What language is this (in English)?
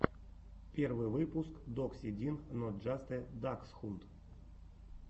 Russian